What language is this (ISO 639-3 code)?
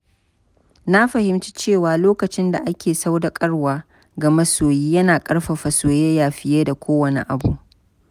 hau